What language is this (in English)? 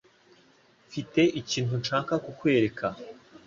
Kinyarwanda